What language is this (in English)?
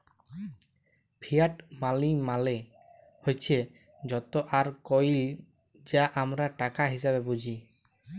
Bangla